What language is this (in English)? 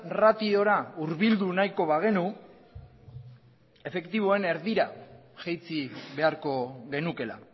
Basque